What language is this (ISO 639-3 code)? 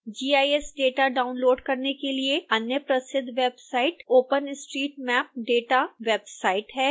hin